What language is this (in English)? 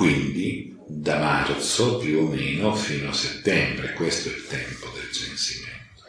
Italian